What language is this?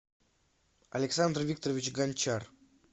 Russian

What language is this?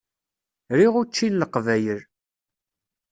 Kabyle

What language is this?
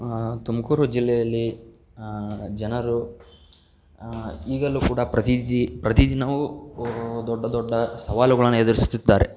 Kannada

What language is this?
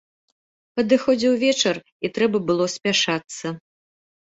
Belarusian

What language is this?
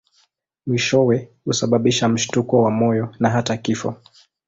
Swahili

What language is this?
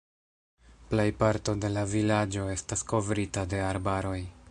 Esperanto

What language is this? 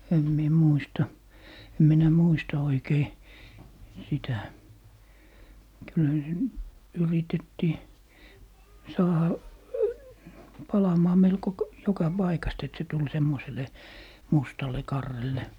Finnish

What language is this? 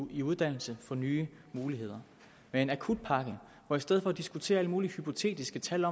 Danish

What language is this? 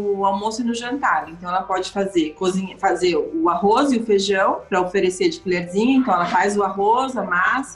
Portuguese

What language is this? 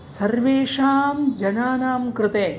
Sanskrit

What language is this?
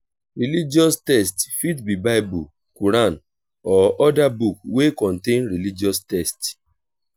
Nigerian Pidgin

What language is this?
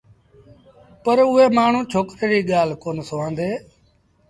Sindhi Bhil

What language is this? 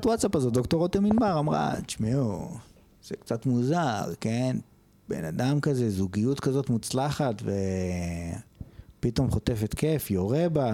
Hebrew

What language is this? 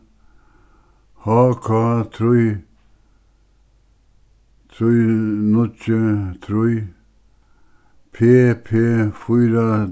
Faroese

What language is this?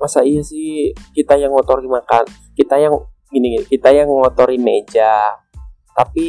Indonesian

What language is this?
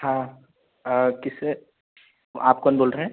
Hindi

